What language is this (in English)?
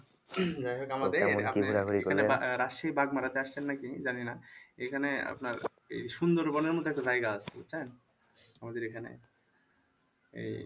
Bangla